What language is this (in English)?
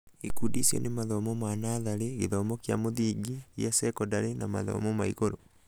Kikuyu